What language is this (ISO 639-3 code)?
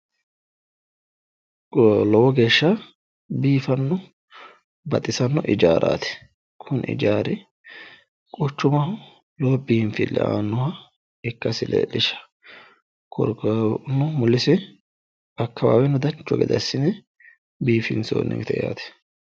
sid